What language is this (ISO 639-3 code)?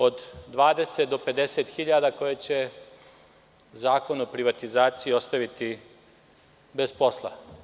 srp